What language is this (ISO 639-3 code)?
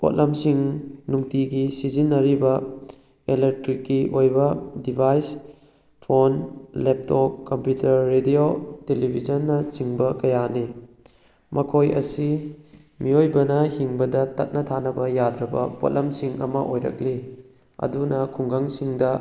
mni